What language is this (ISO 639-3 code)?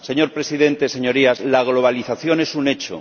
spa